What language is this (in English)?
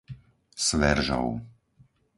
Slovak